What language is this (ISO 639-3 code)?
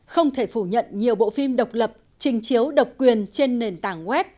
vie